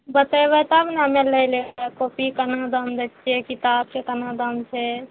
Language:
Maithili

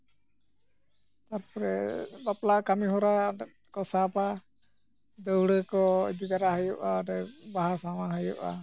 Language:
Santali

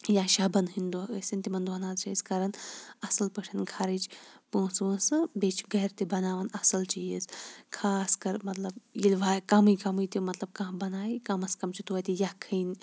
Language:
Kashmiri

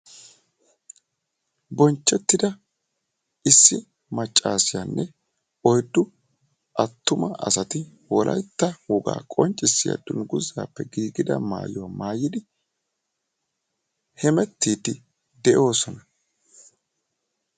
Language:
Wolaytta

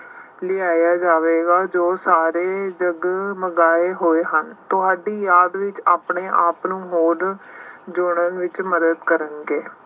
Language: Punjabi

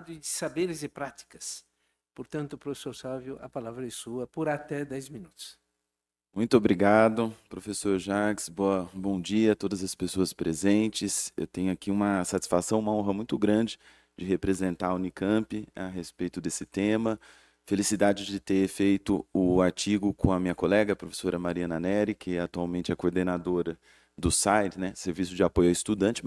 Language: Portuguese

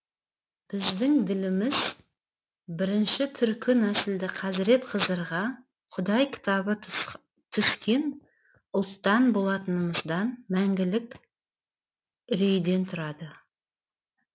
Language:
Kazakh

